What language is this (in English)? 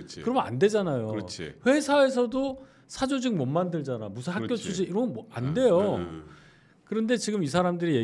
Korean